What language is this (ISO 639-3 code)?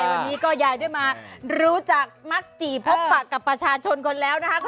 tha